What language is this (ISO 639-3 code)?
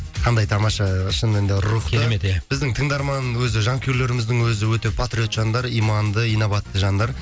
kaz